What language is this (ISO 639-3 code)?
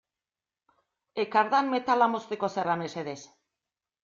eus